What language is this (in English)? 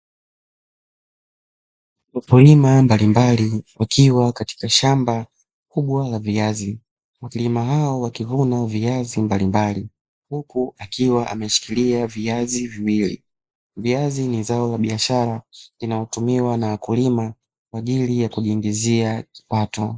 Swahili